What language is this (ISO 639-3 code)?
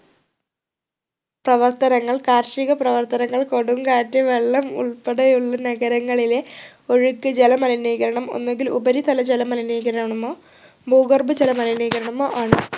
mal